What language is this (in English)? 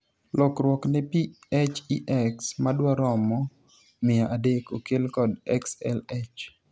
Luo (Kenya and Tanzania)